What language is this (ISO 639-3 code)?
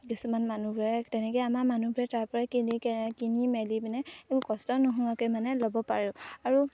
asm